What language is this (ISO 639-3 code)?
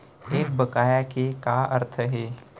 hne